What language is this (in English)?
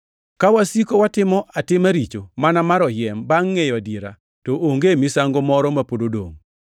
Luo (Kenya and Tanzania)